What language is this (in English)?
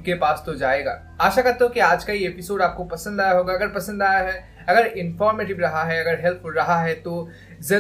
Hindi